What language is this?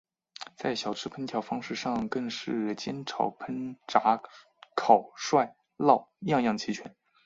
Chinese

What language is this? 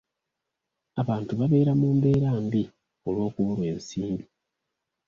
Ganda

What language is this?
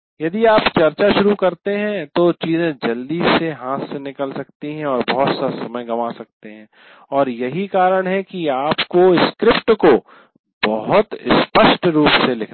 Hindi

